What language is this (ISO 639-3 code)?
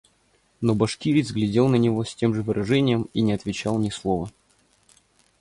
rus